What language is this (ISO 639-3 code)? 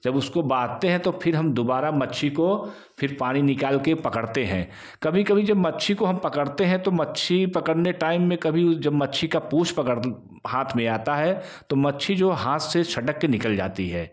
hin